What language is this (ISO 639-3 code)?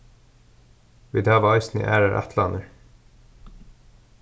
fao